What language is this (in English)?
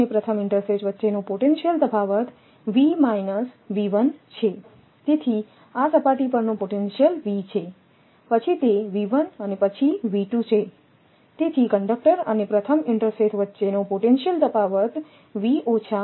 Gujarati